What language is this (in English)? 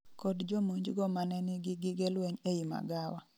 Luo (Kenya and Tanzania)